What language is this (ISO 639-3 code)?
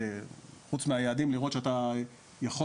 heb